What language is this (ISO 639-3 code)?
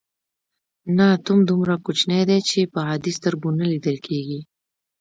pus